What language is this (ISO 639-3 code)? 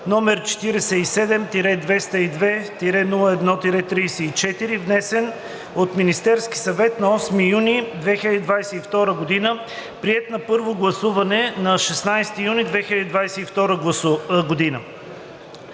bul